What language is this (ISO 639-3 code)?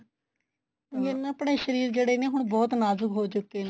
pan